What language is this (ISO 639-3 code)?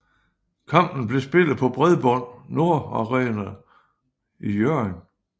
dan